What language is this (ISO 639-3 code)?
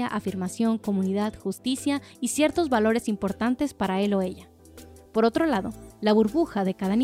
spa